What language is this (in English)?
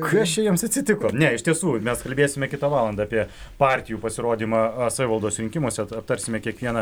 Lithuanian